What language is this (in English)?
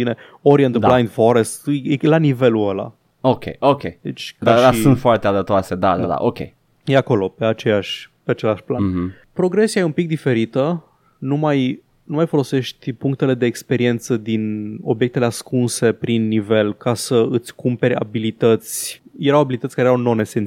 Romanian